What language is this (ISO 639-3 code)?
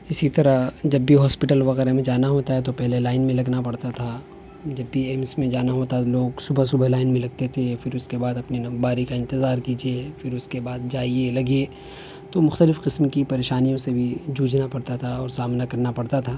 urd